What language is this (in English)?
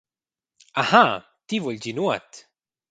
Romansh